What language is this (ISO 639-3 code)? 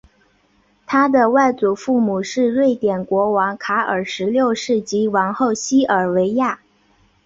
zho